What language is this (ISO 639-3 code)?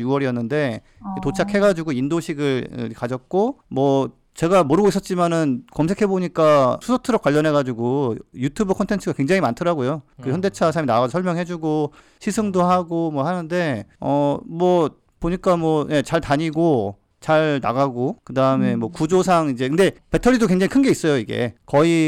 kor